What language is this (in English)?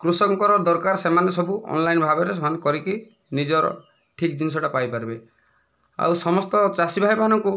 Odia